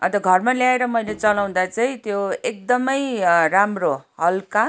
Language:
Nepali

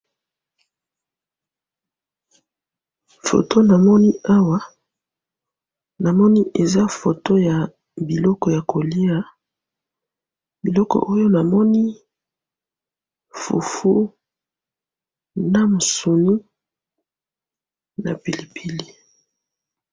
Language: Lingala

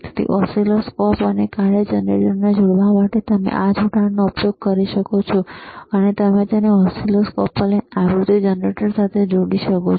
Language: Gujarati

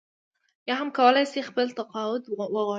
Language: Pashto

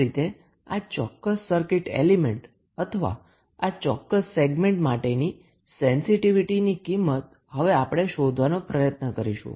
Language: Gujarati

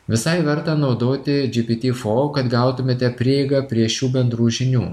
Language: Lithuanian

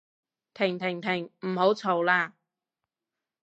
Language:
Cantonese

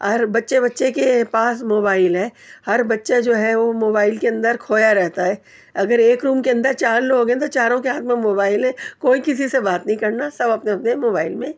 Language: Urdu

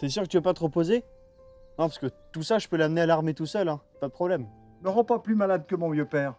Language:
French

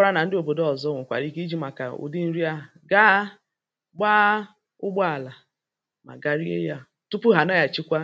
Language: Igbo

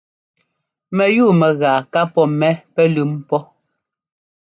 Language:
Ngomba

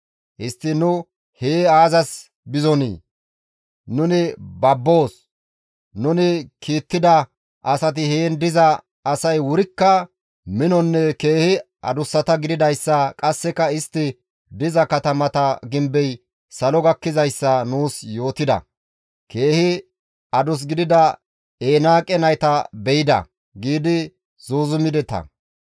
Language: Gamo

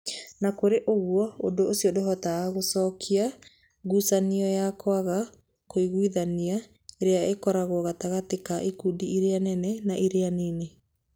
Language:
Kikuyu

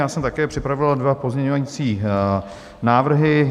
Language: Czech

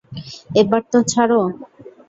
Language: Bangla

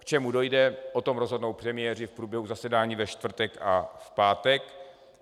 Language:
Czech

